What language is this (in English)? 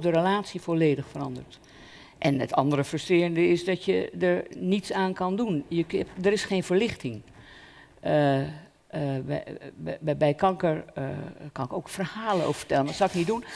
Dutch